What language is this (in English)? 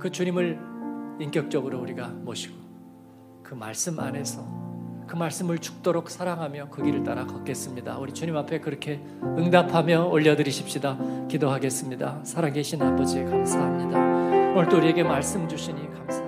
Korean